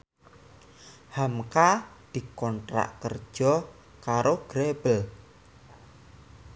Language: Javanese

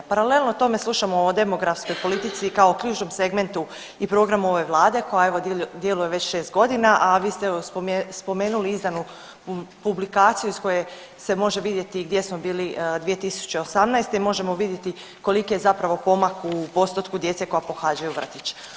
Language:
Croatian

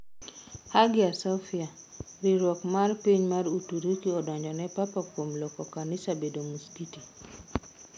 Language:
Luo (Kenya and Tanzania)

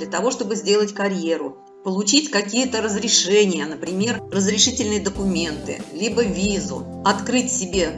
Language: Russian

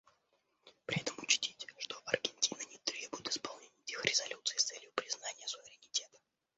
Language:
Russian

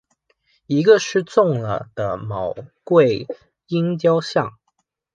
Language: Chinese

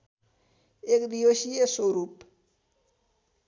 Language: Nepali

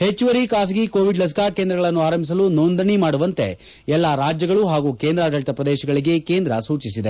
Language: Kannada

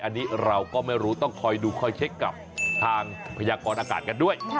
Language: Thai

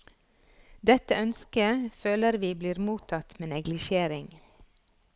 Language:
Norwegian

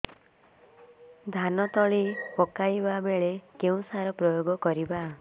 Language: Odia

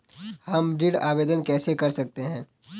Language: Hindi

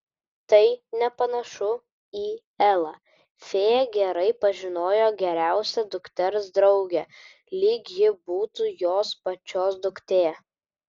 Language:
Lithuanian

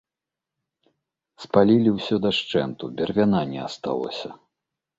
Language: Belarusian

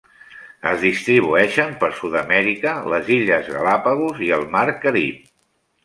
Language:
Catalan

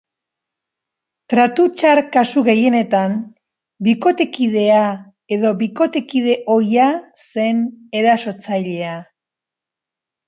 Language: Basque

